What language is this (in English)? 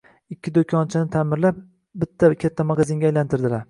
Uzbek